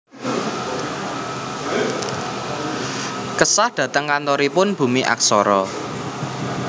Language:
Javanese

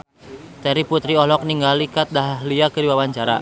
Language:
Sundanese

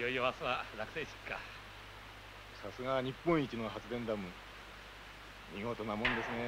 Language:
Japanese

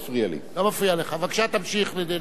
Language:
Hebrew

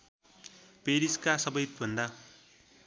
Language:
Nepali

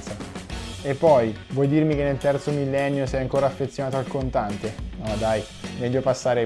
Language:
Italian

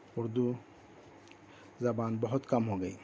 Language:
Urdu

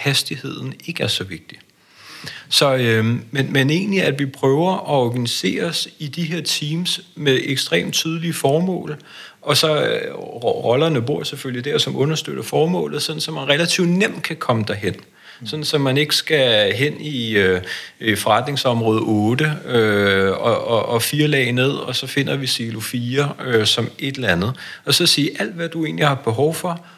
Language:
Danish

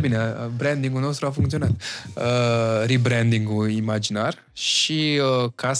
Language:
Romanian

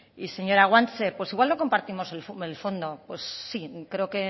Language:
Spanish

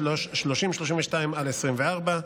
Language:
Hebrew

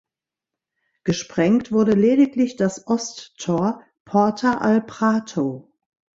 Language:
German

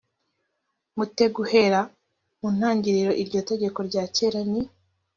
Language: Kinyarwanda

